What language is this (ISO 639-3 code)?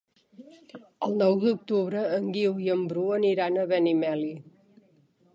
cat